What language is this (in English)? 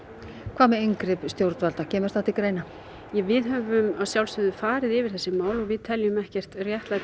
Icelandic